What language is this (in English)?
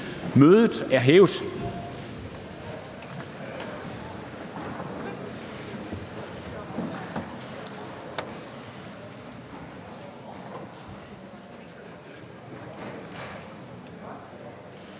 Danish